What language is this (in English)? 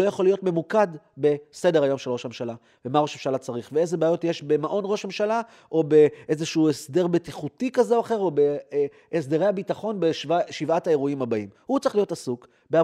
Hebrew